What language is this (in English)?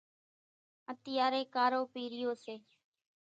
Kachi Koli